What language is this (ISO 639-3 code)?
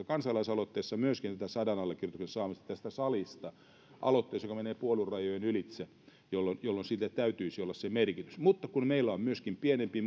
fin